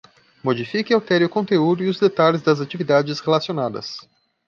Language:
Portuguese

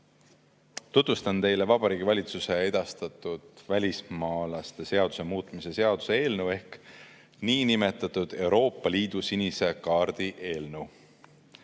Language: Estonian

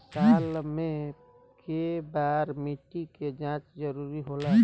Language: Bhojpuri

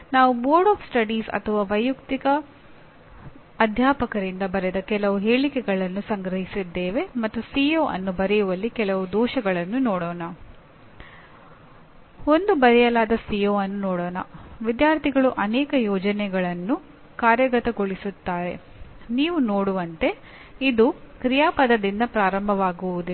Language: Kannada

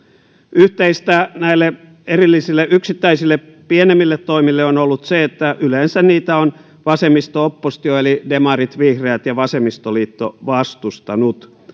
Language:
Finnish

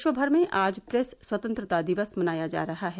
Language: Hindi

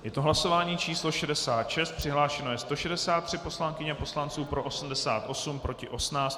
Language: Czech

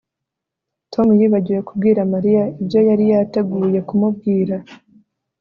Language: Kinyarwanda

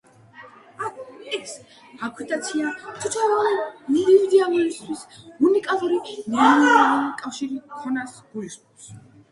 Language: Georgian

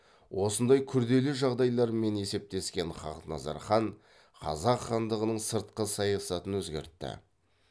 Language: Kazakh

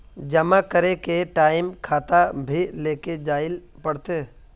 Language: Magahi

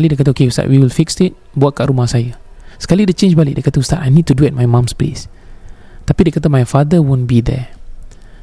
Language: Malay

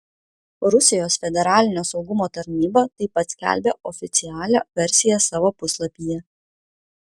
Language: Lithuanian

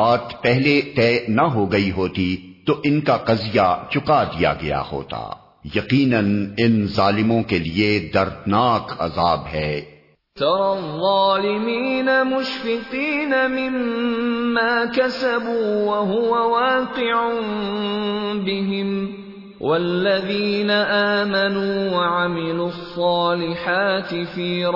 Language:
Urdu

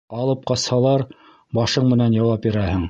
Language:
Bashkir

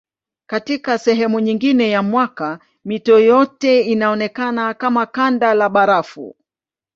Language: Swahili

